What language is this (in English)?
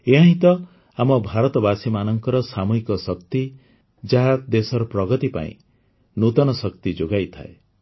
Odia